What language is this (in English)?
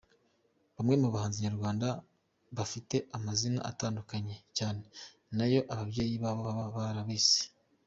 Kinyarwanda